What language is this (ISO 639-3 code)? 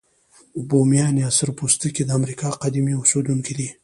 pus